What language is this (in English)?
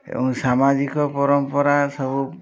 Odia